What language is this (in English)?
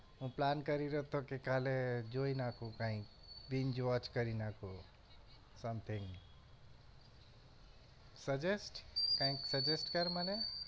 Gujarati